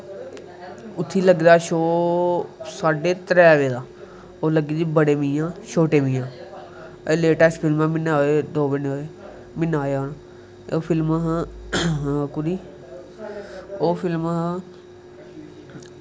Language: Dogri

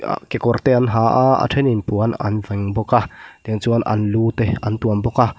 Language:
Mizo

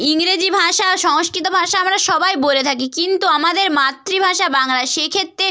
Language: Bangla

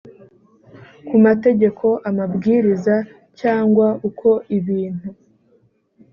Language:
Kinyarwanda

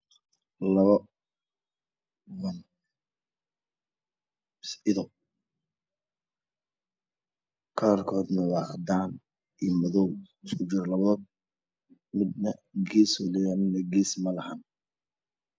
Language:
Somali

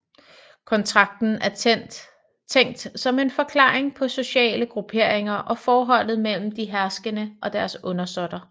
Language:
Danish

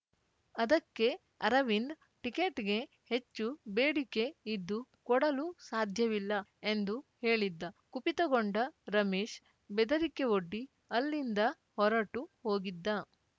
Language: Kannada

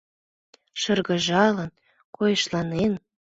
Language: Mari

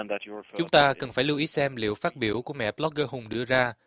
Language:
Vietnamese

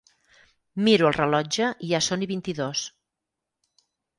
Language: Catalan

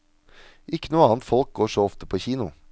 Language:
Norwegian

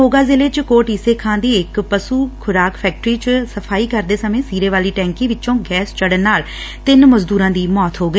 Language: Punjabi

